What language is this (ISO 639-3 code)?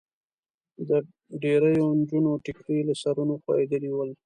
pus